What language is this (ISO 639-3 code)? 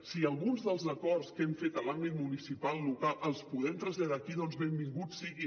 cat